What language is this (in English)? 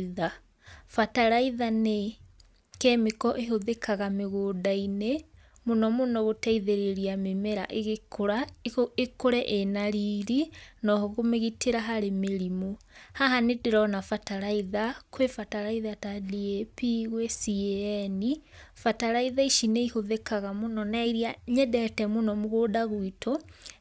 Kikuyu